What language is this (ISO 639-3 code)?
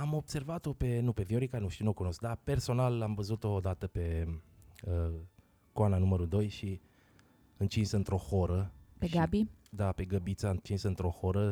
ron